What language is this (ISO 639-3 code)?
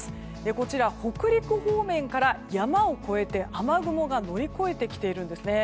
jpn